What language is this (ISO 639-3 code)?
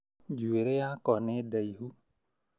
kik